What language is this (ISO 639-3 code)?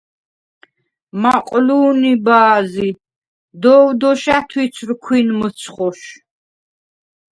sva